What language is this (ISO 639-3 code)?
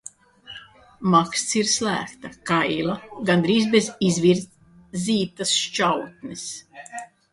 lav